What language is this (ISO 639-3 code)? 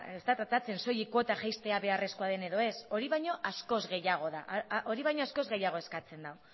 eus